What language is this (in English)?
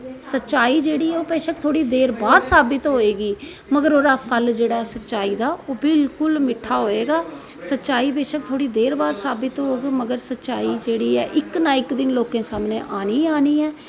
Dogri